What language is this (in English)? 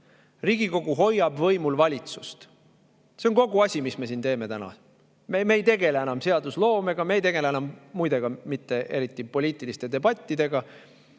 Estonian